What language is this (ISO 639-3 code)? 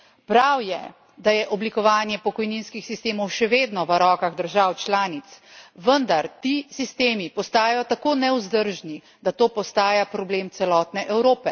slv